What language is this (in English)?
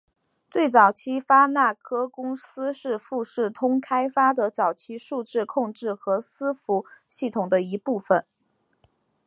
Chinese